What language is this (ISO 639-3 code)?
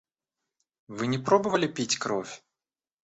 rus